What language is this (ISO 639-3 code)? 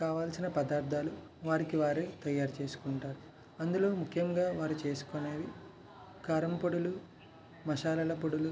tel